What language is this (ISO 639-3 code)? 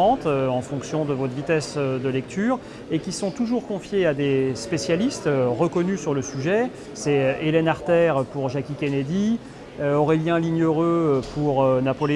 fra